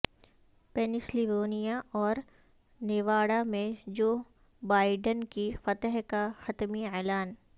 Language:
Urdu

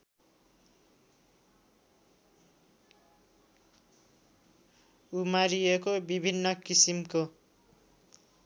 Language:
Nepali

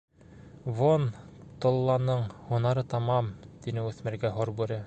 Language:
Bashkir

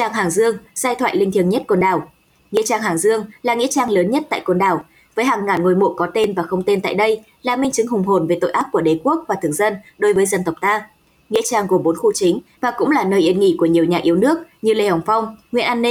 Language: Vietnamese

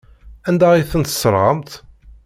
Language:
Kabyle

